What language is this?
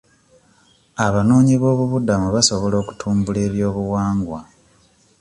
Ganda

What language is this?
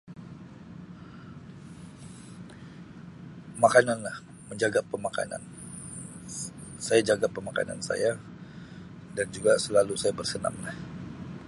Sabah Malay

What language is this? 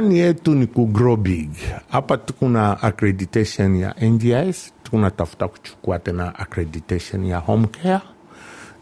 Swahili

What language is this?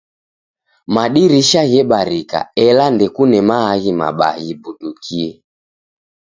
Taita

